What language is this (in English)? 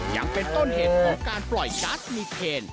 Thai